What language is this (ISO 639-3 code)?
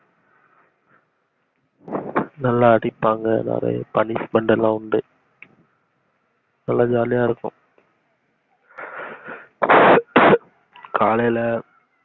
tam